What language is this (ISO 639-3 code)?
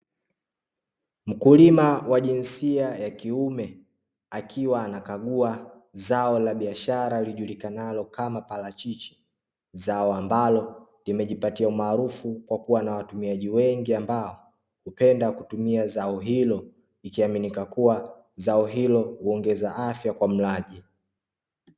swa